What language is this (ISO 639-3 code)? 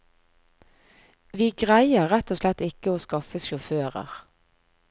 nor